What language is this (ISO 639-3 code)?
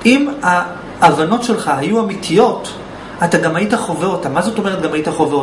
heb